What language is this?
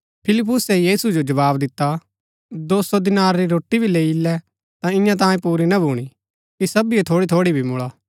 Gaddi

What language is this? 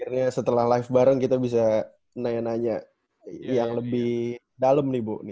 Indonesian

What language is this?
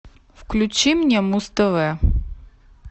Russian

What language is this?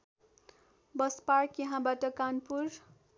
Nepali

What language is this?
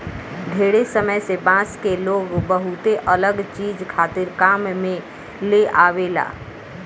Bhojpuri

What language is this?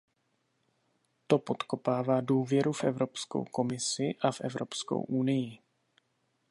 Czech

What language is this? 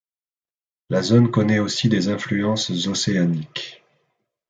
French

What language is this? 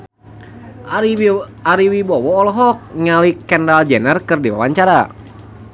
Sundanese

